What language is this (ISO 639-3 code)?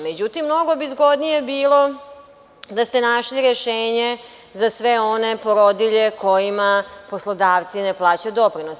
srp